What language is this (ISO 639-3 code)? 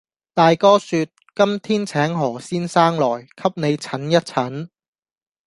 yue